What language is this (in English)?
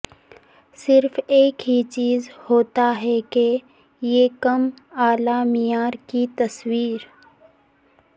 Urdu